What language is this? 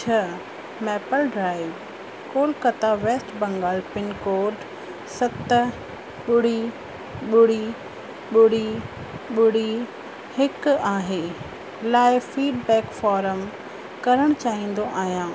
Sindhi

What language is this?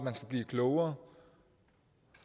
Danish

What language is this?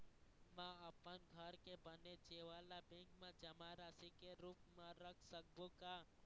Chhattisgarhi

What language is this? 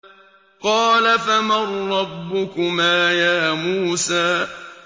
Arabic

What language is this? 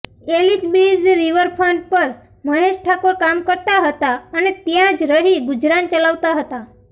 Gujarati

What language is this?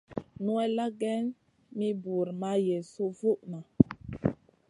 Masana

